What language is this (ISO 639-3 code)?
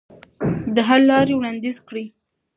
pus